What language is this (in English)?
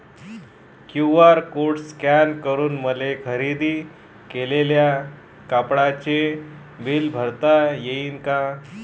Marathi